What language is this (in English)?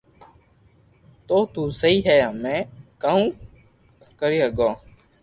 Loarki